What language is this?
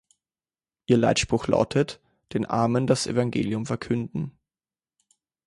German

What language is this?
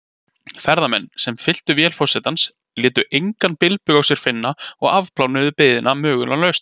Icelandic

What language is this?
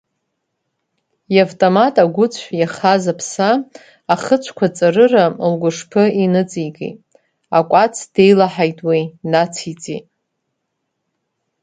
Abkhazian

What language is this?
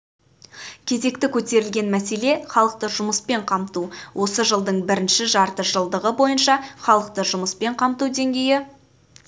Kazakh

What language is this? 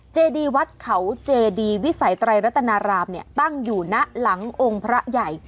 Thai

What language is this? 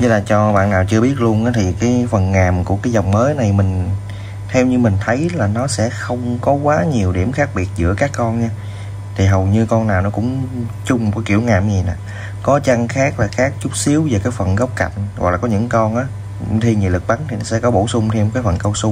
Vietnamese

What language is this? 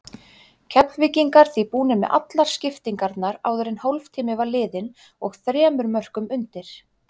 Icelandic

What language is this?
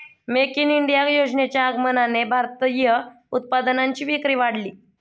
Marathi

